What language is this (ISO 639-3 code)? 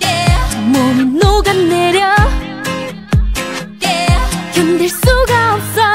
kor